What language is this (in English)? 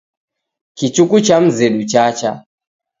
Taita